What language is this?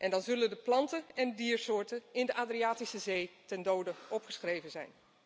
Dutch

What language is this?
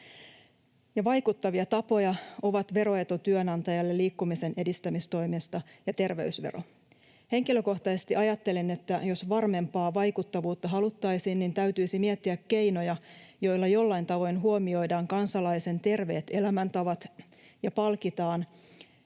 Finnish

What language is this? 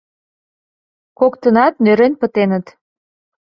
Mari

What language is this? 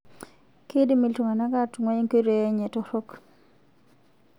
Masai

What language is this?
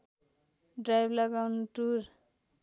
Nepali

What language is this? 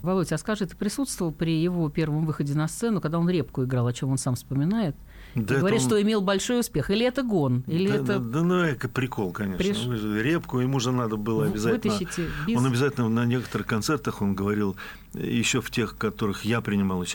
Russian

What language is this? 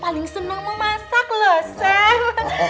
Indonesian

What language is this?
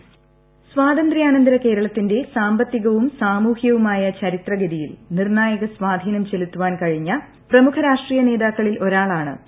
Malayalam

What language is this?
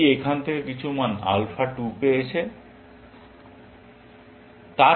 Bangla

